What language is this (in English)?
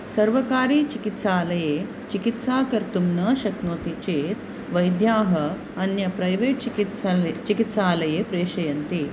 Sanskrit